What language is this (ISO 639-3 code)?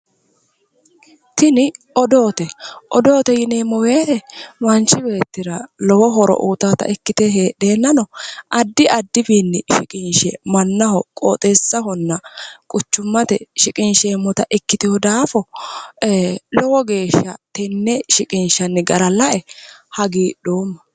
sid